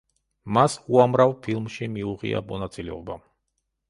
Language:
Georgian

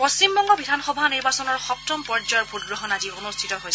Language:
Assamese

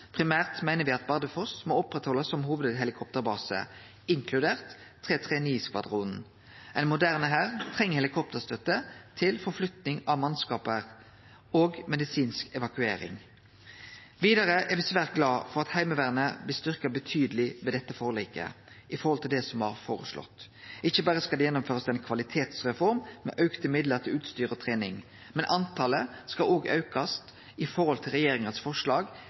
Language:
Norwegian Nynorsk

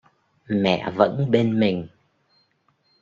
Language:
Vietnamese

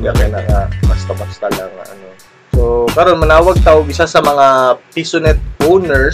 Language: Filipino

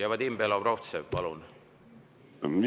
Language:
Estonian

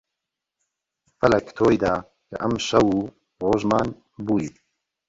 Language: Central Kurdish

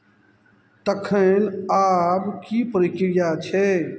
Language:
Maithili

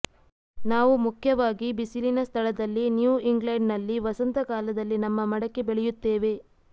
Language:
Kannada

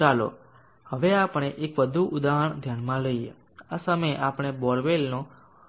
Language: Gujarati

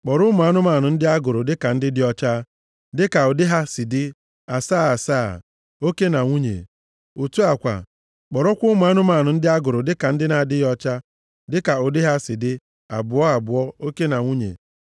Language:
Igbo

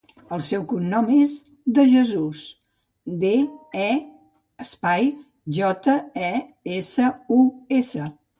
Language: Catalan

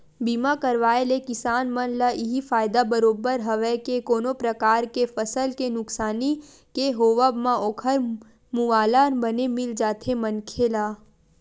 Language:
Chhattisgarhi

